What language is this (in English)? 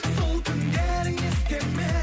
Kazakh